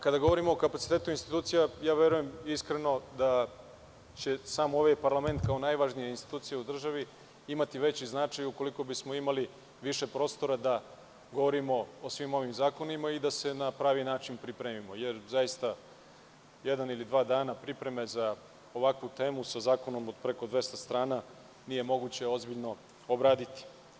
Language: Serbian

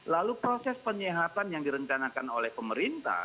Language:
Indonesian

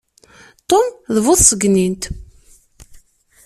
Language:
Kabyle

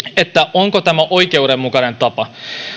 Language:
Finnish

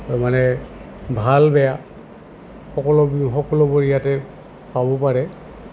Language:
Assamese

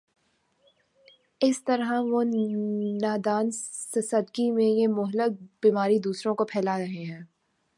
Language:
Urdu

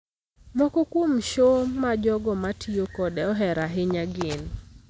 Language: Luo (Kenya and Tanzania)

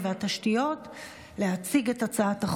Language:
Hebrew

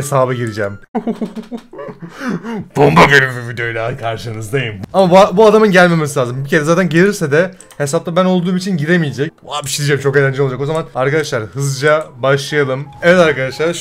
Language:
Turkish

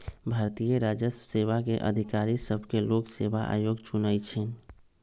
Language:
Magahi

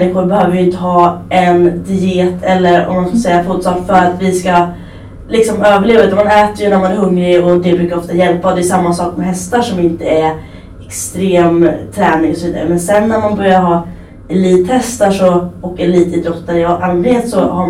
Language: Swedish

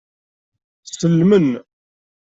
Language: Kabyle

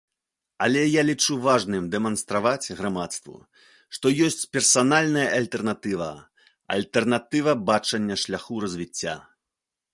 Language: Belarusian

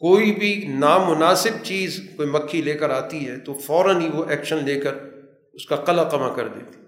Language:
Urdu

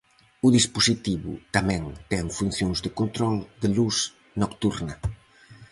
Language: Galician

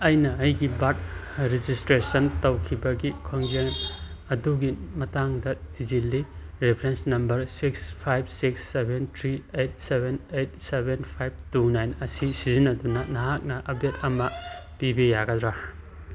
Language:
Manipuri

